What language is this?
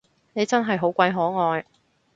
Cantonese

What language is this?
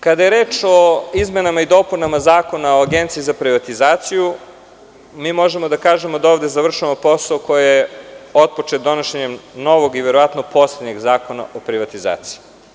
Serbian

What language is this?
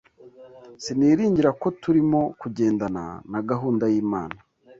Kinyarwanda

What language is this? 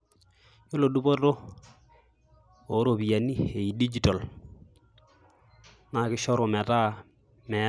Masai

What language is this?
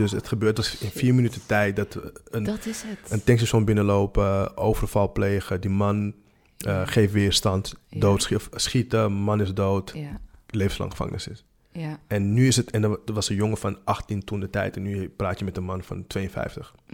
Dutch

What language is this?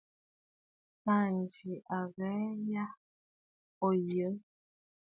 Bafut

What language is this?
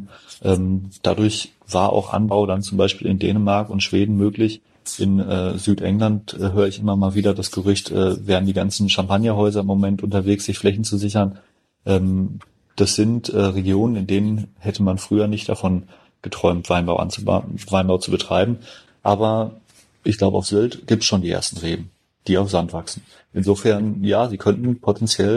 German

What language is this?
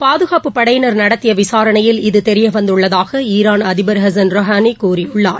Tamil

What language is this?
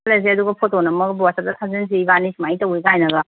Manipuri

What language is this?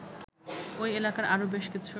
Bangla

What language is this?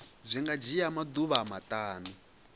Venda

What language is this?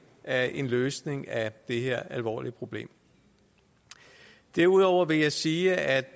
Danish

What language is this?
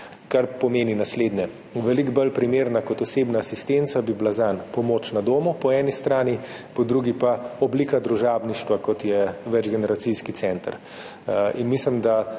Slovenian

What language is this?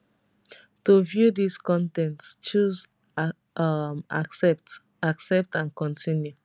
Nigerian Pidgin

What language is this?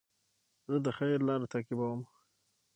Pashto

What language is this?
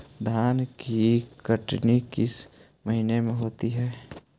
Magahi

